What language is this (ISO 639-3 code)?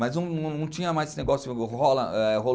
por